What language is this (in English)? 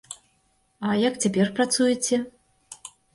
Belarusian